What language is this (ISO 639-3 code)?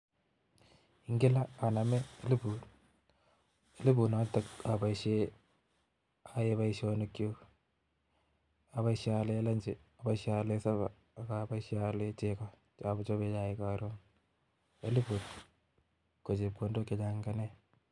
kln